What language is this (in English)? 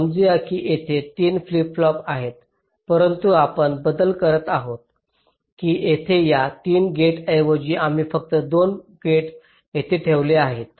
Marathi